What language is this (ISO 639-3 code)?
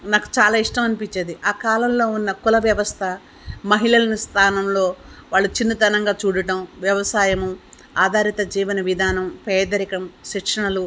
tel